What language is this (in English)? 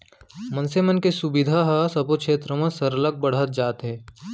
Chhattisgarhi